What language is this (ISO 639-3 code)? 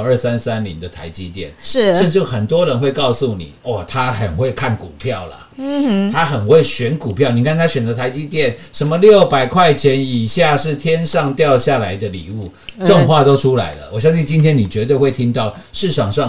zho